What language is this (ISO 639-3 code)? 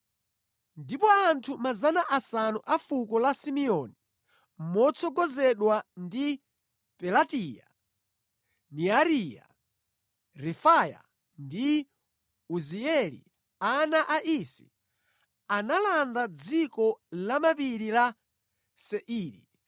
nya